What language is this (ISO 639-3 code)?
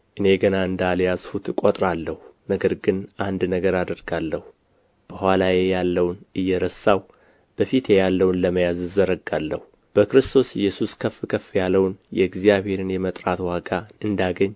amh